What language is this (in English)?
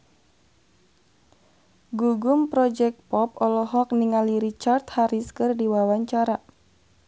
Sundanese